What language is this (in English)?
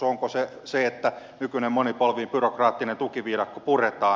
Finnish